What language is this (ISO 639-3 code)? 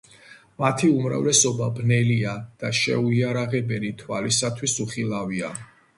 kat